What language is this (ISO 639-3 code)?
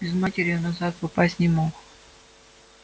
rus